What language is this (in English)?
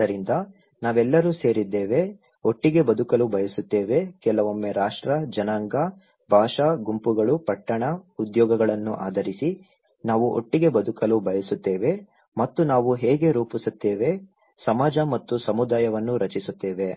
Kannada